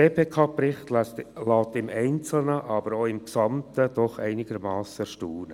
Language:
Swiss German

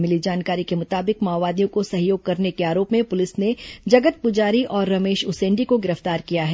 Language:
Hindi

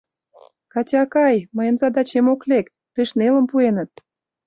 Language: Mari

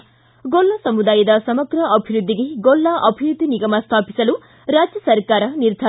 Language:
Kannada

